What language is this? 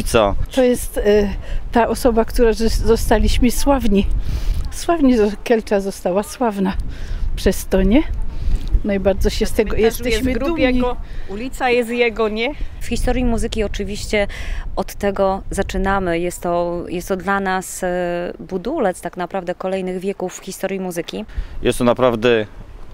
Polish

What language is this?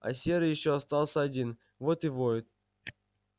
Russian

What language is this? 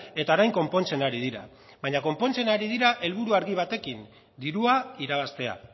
Basque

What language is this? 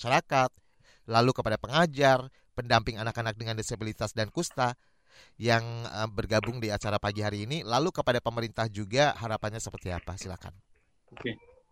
Indonesian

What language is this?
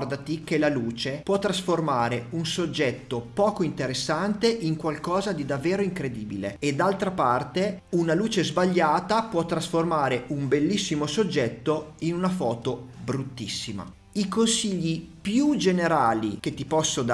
Italian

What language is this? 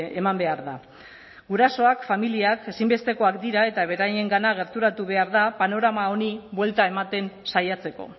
Basque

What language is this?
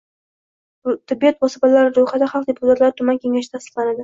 Uzbek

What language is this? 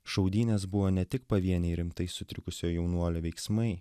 Lithuanian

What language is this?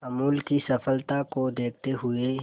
Hindi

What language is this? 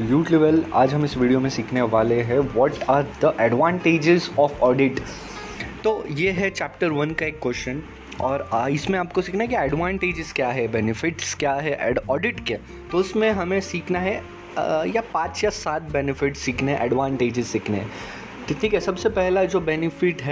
Hindi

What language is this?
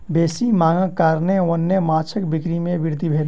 Maithili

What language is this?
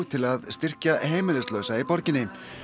Icelandic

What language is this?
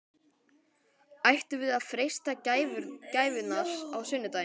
Icelandic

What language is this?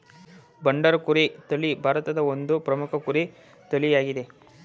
Kannada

